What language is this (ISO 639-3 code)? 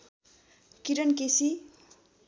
nep